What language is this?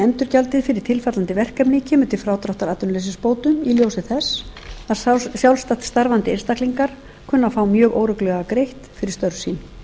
Icelandic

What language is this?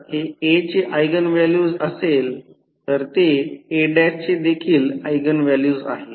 Marathi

